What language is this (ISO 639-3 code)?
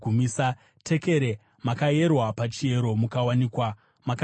sna